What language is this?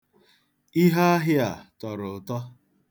Igbo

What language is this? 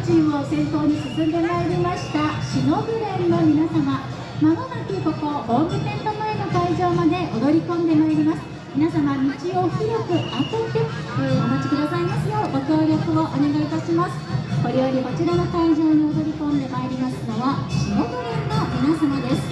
Japanese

